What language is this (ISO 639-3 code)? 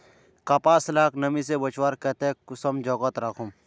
mag